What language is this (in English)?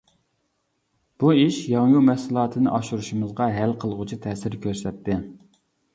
Uyghur